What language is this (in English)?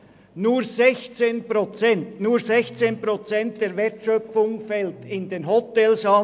Swiss German